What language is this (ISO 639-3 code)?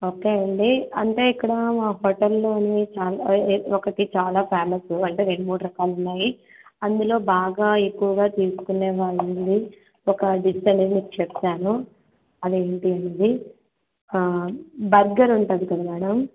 tel